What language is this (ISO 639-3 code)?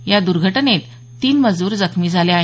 mar